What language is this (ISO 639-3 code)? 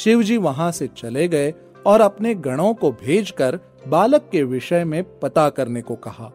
hin